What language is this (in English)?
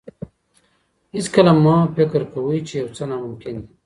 Pashto